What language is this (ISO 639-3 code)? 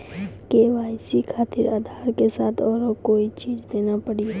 mai